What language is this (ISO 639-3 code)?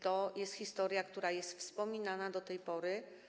pol